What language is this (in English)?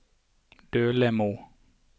Norwegian